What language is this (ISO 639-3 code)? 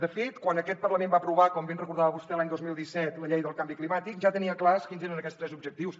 cat